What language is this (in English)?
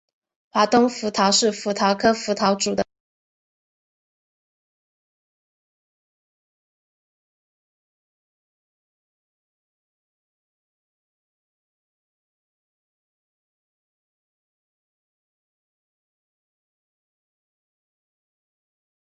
Chinese